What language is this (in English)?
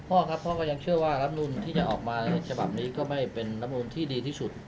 Thai